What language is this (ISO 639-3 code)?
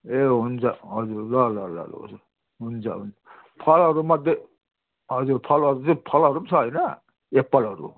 nep